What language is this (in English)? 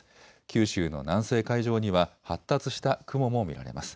Japanese